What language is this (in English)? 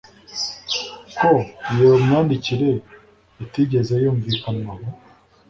Kinyarwanda